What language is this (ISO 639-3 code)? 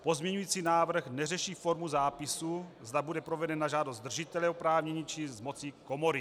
ces